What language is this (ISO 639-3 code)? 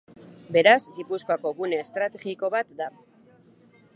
eus